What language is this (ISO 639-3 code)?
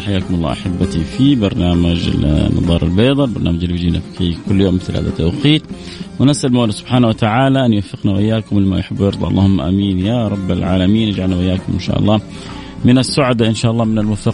ara